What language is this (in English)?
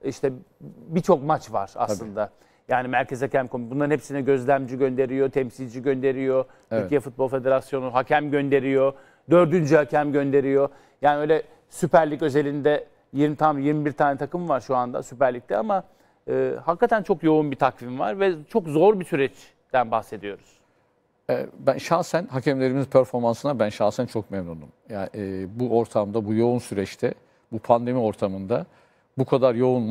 Turkish